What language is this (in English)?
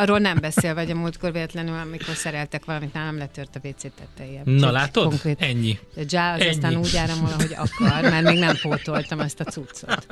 Hungarian